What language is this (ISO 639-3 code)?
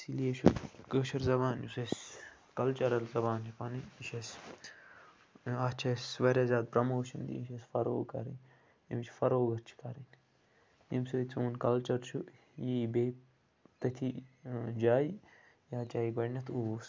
kas